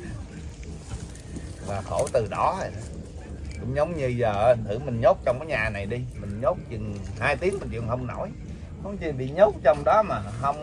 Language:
Vietnamese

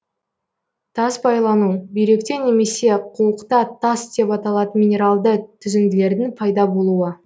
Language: Kazakh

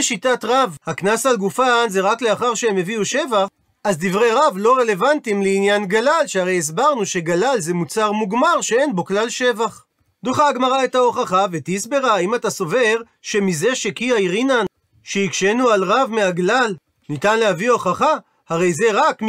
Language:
Hebrew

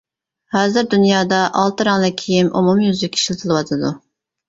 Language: Uyghur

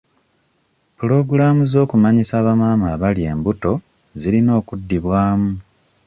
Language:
Ganda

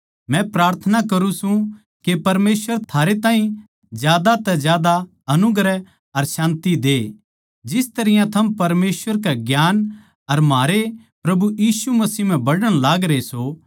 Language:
Haryanvi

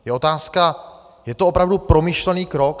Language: Czech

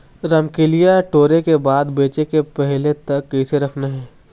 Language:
Chhattisgarhi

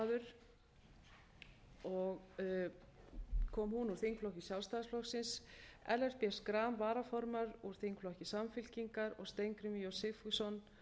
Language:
Icelandic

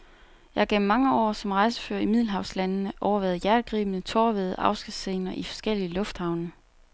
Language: Danish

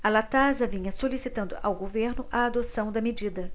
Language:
Portuguese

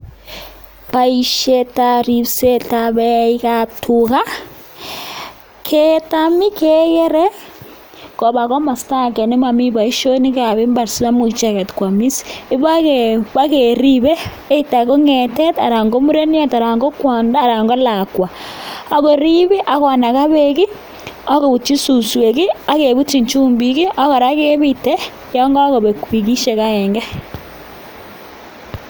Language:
Kalenjin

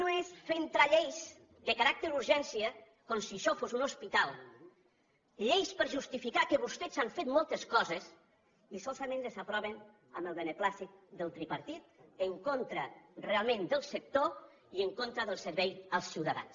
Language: Catalan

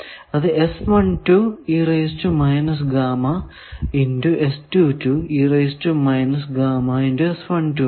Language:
Malayalam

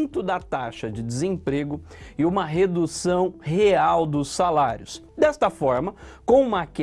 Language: Portuguese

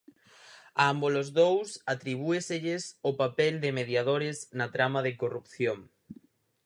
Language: Galician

